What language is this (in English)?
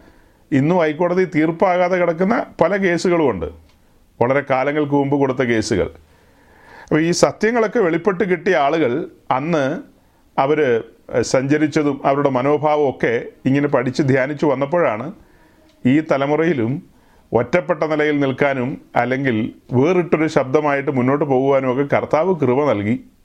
Malayalam